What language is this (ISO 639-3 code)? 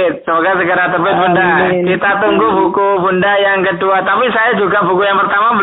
ind